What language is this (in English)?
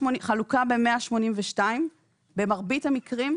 Hebrew